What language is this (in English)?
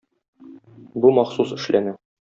Tatar